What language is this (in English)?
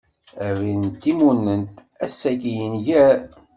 Kabyle